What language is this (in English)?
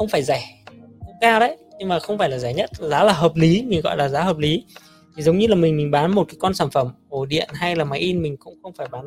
Vietnamese